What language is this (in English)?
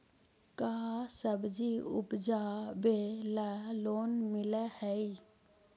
Magahi